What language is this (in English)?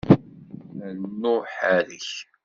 Kabyle